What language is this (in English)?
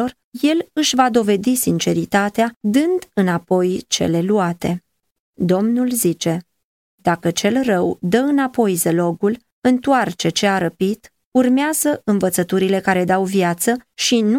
Romanian